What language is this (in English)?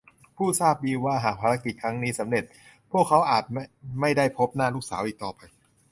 Thai